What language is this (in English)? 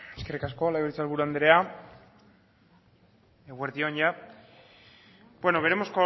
Basque